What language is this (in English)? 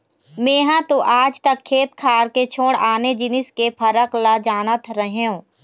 Chhattisgarhi